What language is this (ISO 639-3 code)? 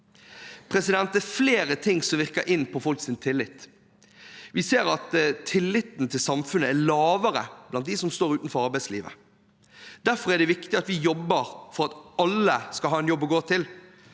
nor